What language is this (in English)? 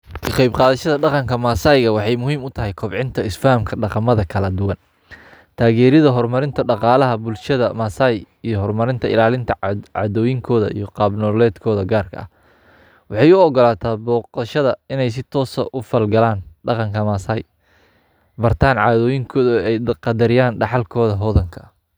Somali